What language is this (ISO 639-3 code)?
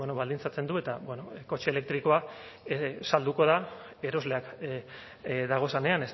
eus